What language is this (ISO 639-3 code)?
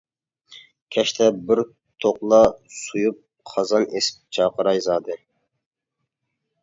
uig